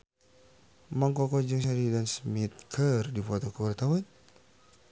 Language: Sundanese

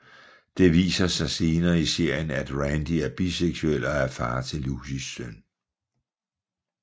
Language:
Danish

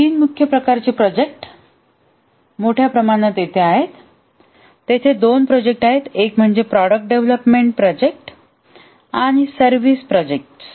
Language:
Marathi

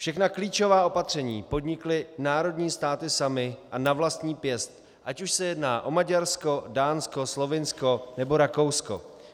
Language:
Czech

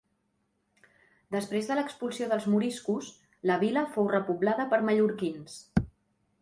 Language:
Catalan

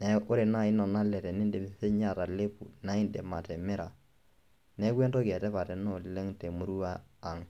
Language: Masai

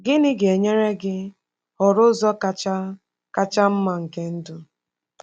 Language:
Igbo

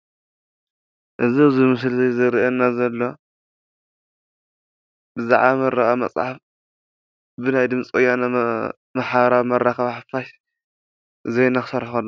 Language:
Tigrinya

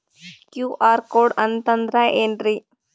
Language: Kannada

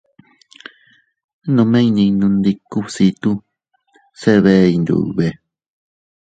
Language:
Teutila Cuicatec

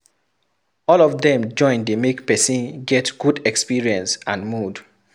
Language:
Nigerian Pidgin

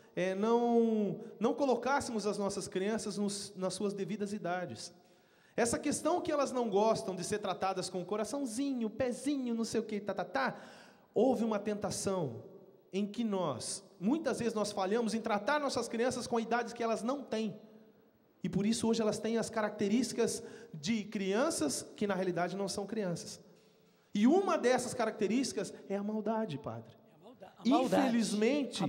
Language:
Portuguese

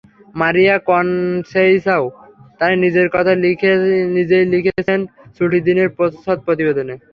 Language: Bangla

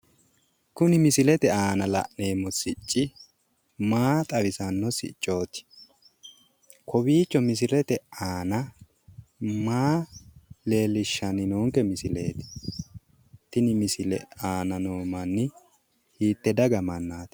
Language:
Sidamo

